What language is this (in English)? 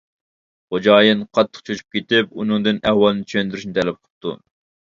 Uyghur